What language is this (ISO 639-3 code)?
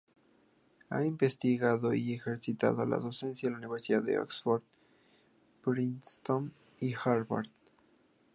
spa